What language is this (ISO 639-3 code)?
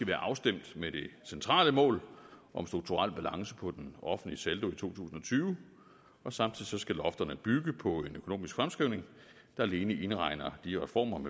dan